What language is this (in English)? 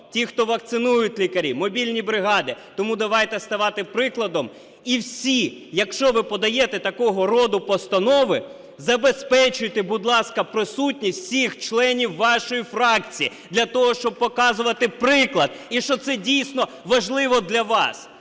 Ukrainian